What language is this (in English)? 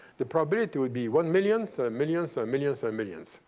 English